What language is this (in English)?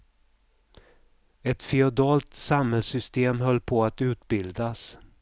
Swedish